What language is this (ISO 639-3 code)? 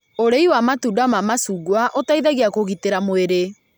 kik